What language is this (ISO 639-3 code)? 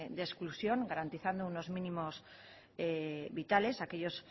spa